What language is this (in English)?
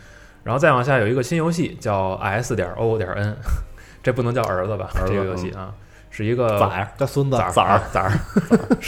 Chinese